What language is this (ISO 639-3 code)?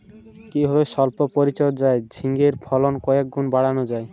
ben